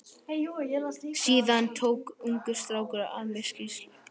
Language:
Icelandic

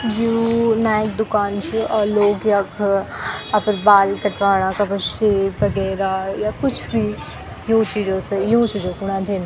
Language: Garhwali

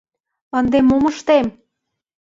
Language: Mari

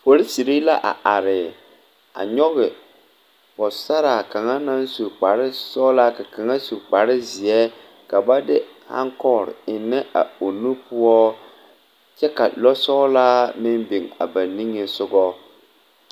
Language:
Southern Dagaare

